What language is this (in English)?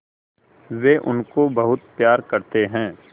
Hindi